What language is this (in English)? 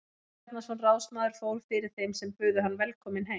Icelandic